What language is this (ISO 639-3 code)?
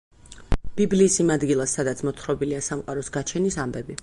kat